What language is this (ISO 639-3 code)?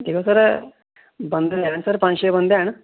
doi